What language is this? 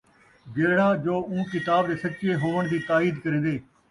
Saraiki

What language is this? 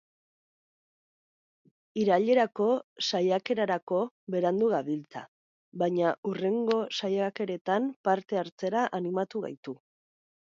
Basque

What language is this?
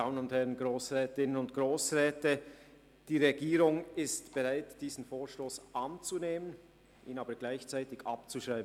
Swiss German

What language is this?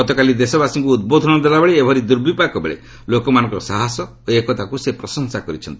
Odia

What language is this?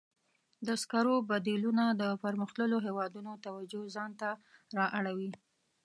Pashto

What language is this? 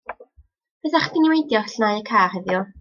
Welsh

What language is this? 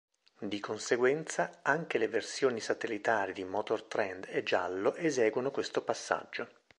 Italian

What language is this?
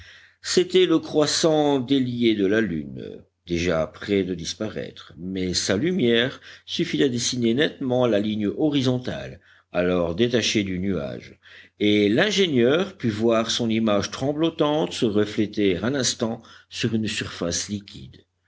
French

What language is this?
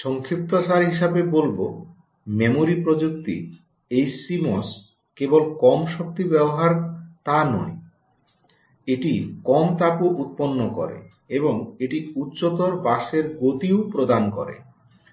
Bangla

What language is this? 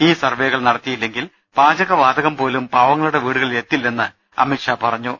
Malayalam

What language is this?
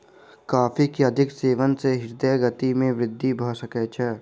Maithili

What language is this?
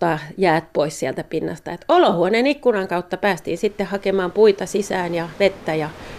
Finnish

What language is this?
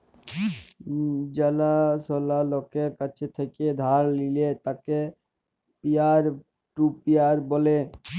Bangla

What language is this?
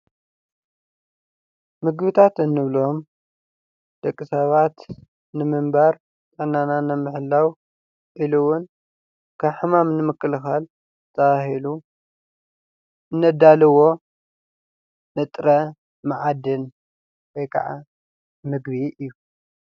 Tigrinya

